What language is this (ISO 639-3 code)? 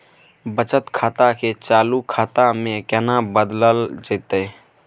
mai